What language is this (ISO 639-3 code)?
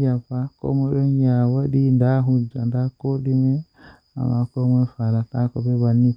fuh